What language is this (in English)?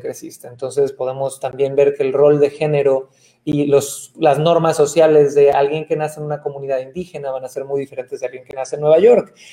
Spanish